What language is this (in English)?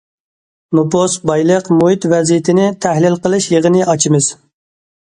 Uyghur